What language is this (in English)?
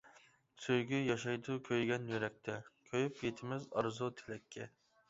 Uyghur